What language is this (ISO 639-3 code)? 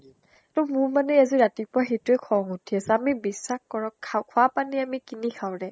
asm